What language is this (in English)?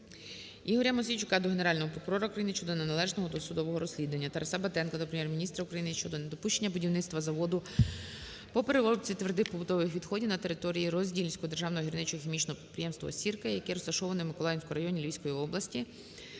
Ukrainian